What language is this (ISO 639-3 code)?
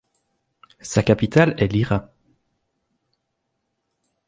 fra